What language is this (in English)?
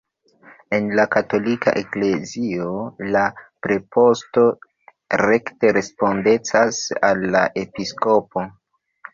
Esperanto